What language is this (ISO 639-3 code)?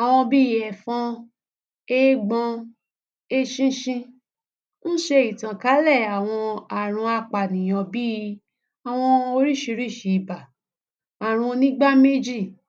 yor